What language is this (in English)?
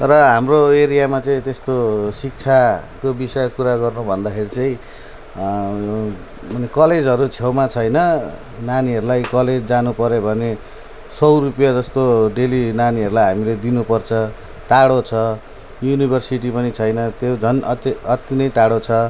Nepali